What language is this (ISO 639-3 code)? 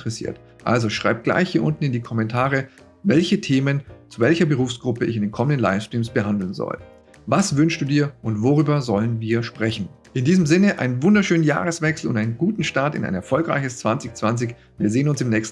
deu